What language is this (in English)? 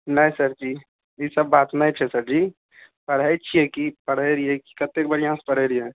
Maithili